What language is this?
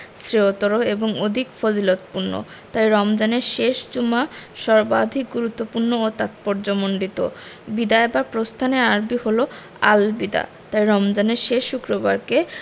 Bangla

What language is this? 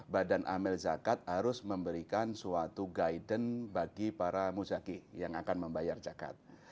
Indonesian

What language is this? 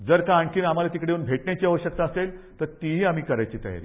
Marathi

